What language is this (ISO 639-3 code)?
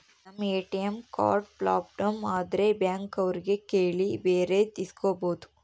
kan